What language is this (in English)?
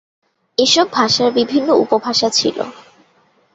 Bangla